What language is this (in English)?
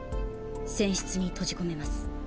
Japanese